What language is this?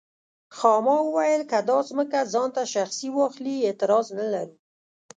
Pashto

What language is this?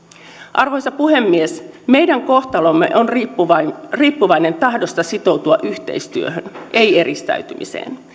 Finnish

